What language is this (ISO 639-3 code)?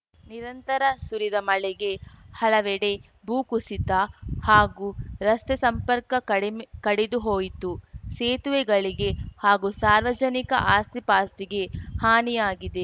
kan